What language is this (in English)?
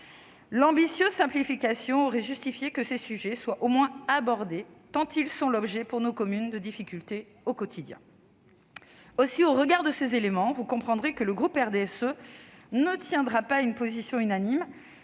French